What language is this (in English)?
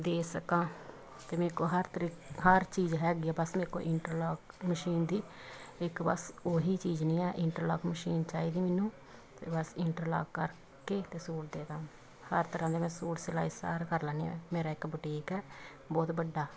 Punjabi